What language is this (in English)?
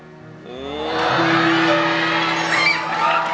Thai